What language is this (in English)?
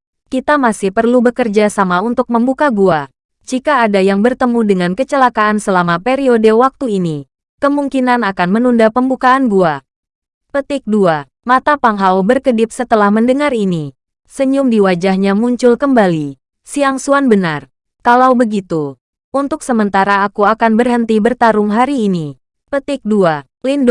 Indonesian